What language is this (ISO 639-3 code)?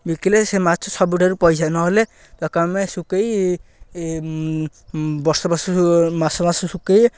ori